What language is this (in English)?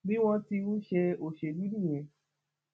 Yoruba